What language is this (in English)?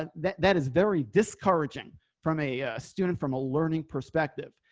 English